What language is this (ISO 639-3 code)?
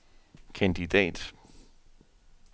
dan